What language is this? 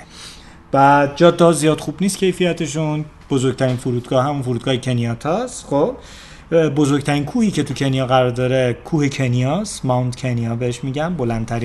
Persian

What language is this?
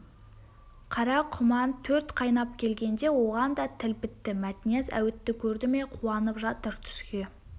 Kazakh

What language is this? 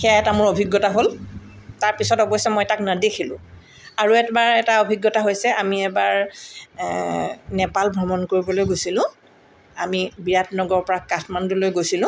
Assamese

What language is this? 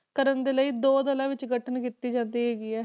Punjabi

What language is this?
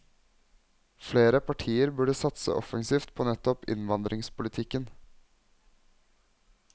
Norwegian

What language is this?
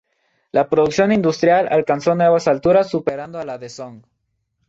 Spanish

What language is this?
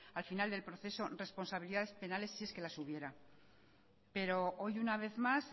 Spanish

